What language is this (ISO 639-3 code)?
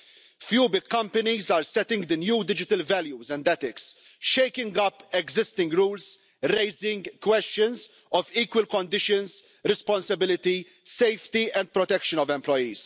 eng